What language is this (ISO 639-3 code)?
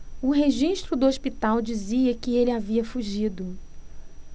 por